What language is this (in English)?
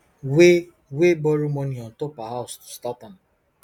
Nigerian Pidgin